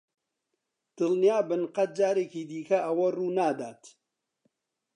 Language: Central Kurdish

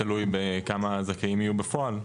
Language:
Hebrew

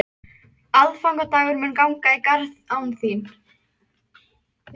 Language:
Icelandic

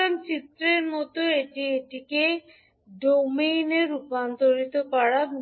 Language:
Bangla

